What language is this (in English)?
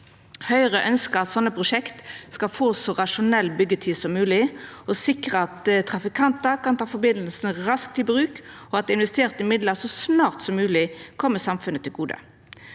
Norwegian